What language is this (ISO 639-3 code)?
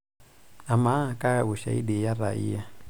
mas